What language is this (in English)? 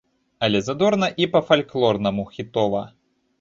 Belarusian